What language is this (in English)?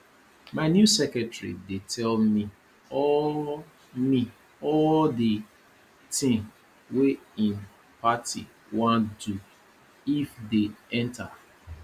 Nigerian Pidgin